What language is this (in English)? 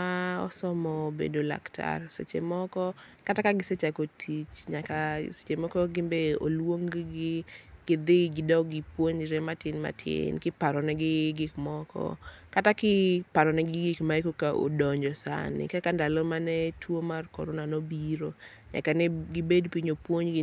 Luo (Kenya and Tanzania)